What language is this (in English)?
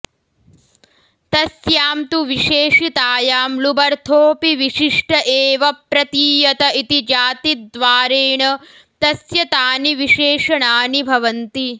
Sanskrit